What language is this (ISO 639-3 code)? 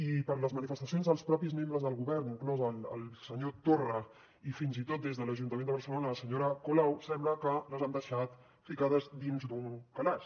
cat